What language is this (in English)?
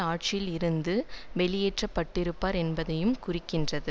Tamil